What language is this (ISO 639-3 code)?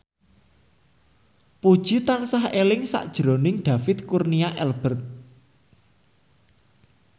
jav